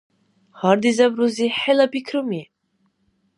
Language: Dargwa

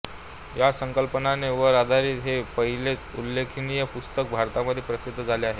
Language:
Marathi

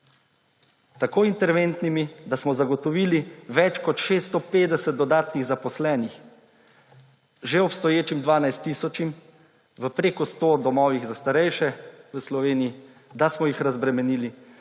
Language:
Slovenian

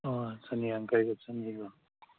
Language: Manipuri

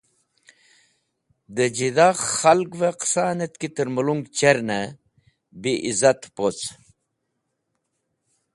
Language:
Wakhi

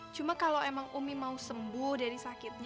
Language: Indonesian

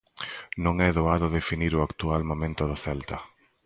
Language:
Galician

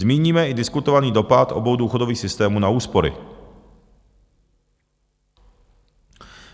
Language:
Czech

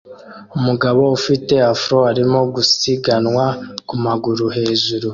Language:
Kinyarwanda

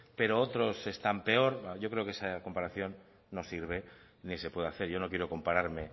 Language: Spanish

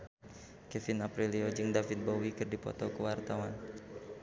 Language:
Sundanese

